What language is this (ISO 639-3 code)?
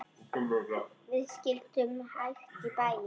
isl